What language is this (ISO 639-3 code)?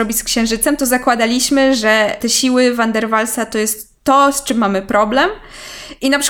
pol